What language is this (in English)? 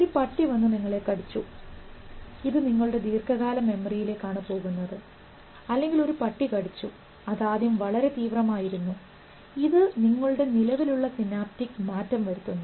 Malayalam